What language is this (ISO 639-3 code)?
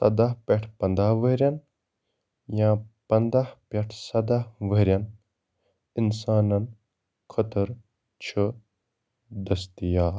kas